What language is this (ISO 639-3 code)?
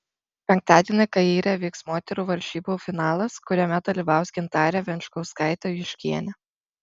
lit